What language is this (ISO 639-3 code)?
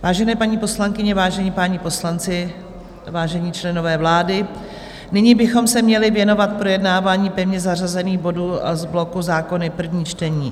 ces